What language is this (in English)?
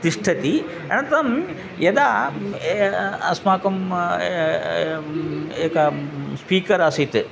Sanskrit